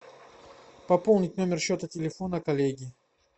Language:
Russian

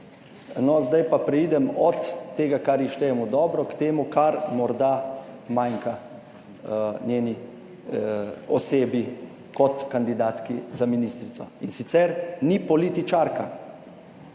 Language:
Slovenian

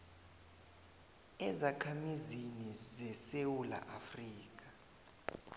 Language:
South Ndebele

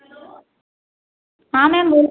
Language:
Hindi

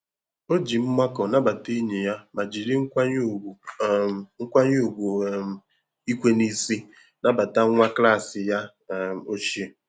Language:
Igbo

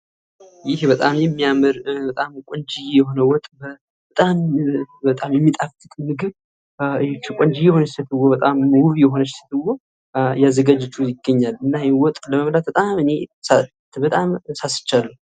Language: Amharic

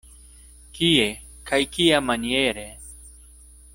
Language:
Esperanto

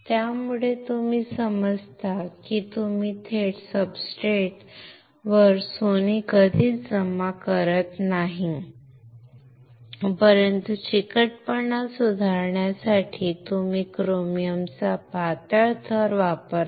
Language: Marathi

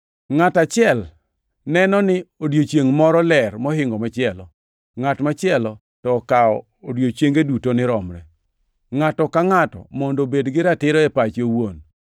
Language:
Luo (Kenya and Tanzania)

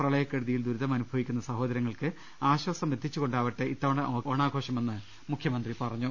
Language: Malayalam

